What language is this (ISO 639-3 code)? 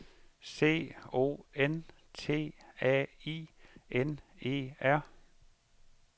dan